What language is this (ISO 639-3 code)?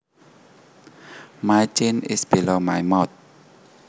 jav